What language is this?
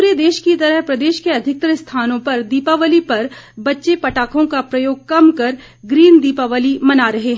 Hindi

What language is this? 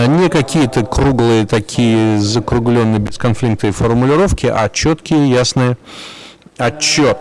Russian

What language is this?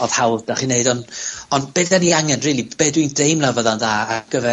Welsh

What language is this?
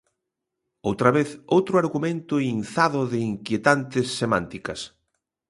Galician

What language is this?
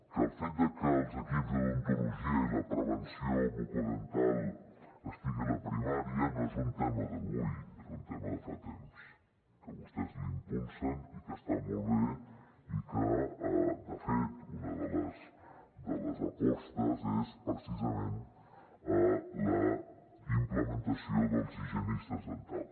Catalan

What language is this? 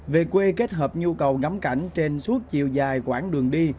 Vietnamese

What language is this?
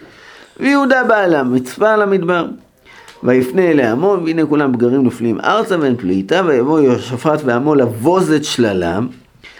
Hebrew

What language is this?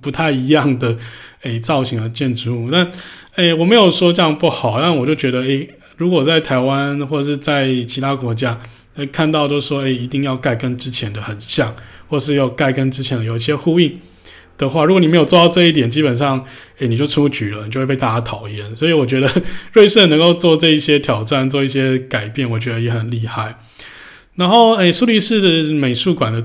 Chinese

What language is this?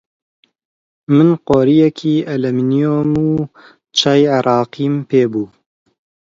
Central Kurdish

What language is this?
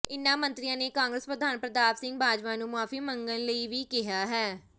Punjabi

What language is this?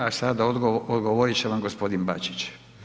Croatian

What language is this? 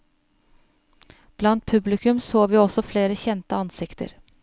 Norwegian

